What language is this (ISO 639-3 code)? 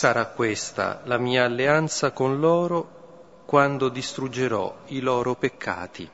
ita